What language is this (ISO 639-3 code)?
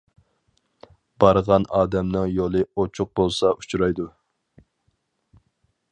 uig